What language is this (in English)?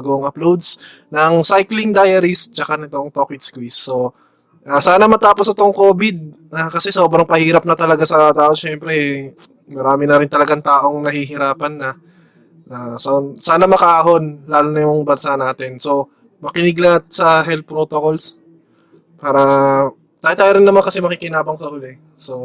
Filipino